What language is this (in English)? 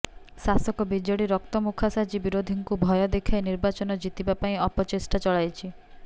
Odia